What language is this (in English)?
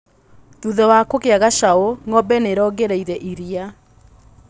Kikuyu